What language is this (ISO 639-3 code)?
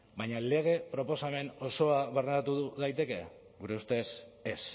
eus